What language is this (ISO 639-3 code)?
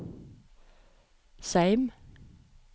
nor